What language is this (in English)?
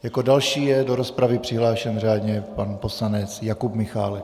Czech